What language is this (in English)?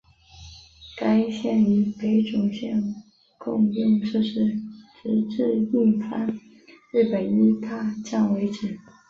Chinese